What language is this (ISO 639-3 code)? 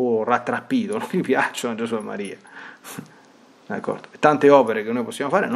ita